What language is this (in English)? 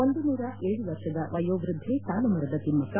Kannada